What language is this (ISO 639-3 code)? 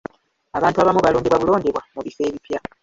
lug